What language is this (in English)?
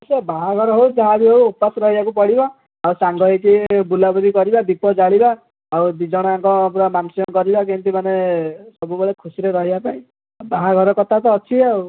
Odia